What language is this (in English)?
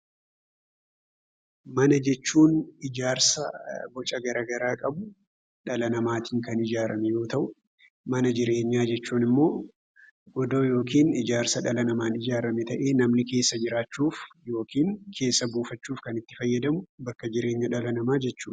Oromo